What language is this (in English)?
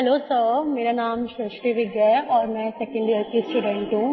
Hindi